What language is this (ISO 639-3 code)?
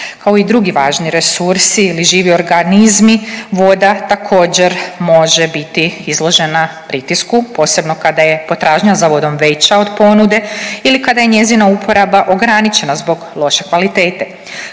hrv